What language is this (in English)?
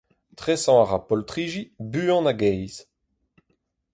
Breton